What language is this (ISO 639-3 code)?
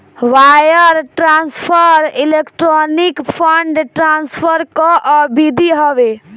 bho